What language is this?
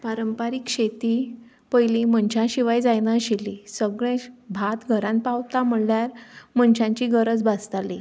Konkani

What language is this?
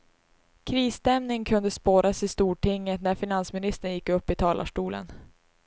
Swedish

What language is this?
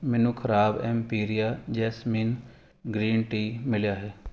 Punjabi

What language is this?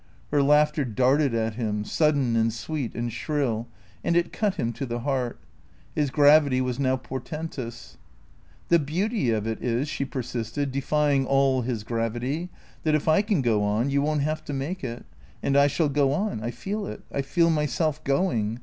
English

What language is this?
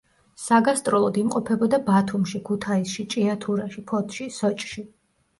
Georgian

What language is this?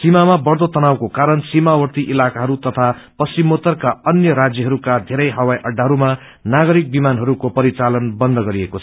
Nepali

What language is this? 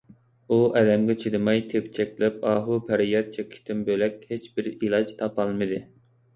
Uyghur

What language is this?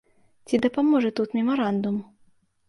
Belarusian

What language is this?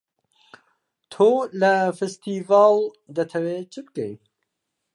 Central Kurdish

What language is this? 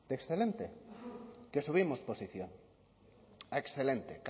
Spanish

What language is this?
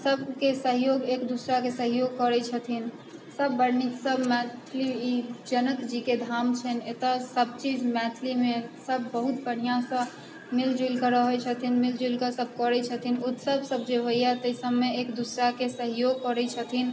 Maithili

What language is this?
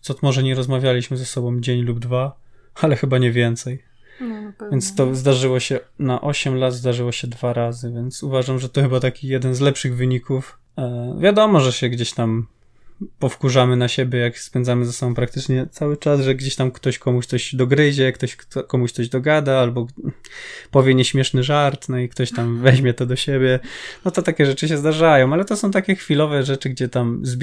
Polish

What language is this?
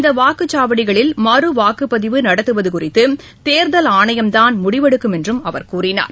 Tamil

